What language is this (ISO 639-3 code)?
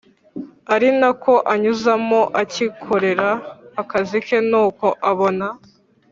kin